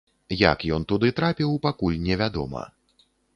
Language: Belarusian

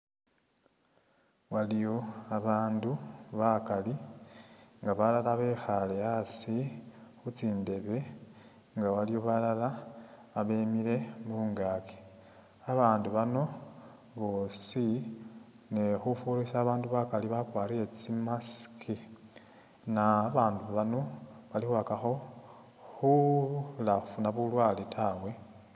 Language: Masaaba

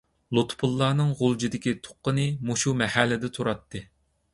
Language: Uyghur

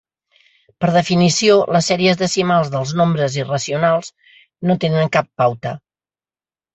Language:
Catalan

